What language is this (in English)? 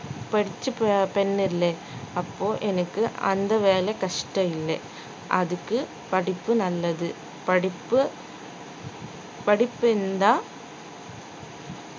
Tamil